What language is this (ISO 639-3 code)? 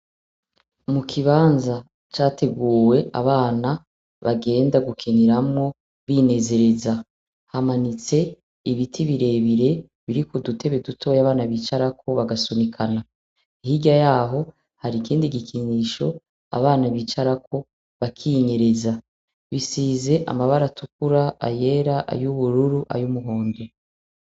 run